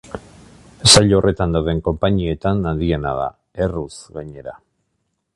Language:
Basque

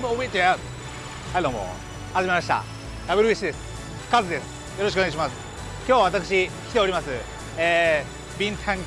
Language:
Japanese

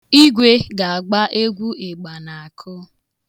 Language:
Igbo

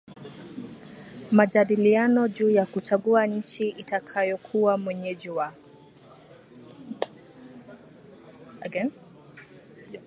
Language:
Swahili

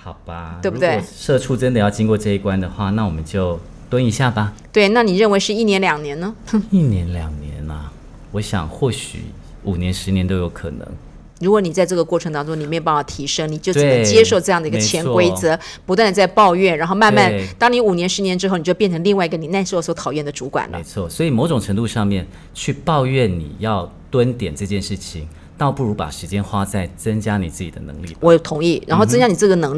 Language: Chinese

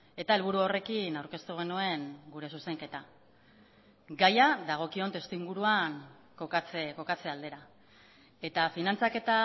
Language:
Basque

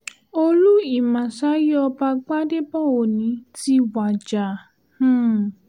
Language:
Yoruba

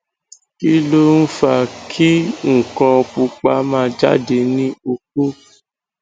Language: Yoruba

